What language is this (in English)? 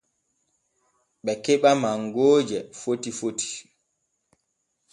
Borgu Fulfulde